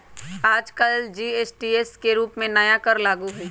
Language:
Magahi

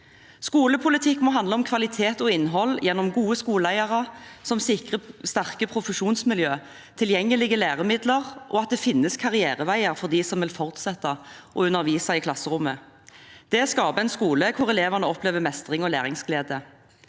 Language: Norwegian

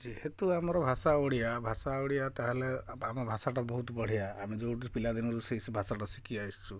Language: Odia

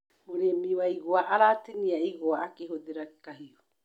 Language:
Kikuyu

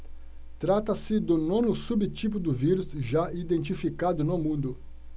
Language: Portuguese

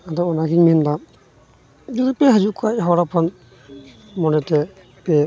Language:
Santali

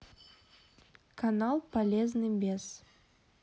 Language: Russian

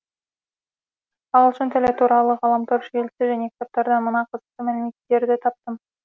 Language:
Kazakh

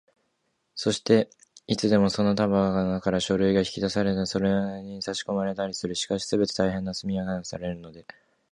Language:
Japanese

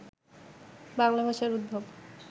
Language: Bangla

